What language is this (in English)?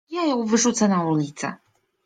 Polish